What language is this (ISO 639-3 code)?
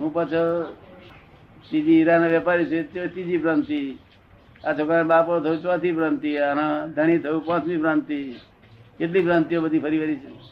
guj